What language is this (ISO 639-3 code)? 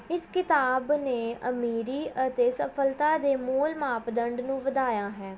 pan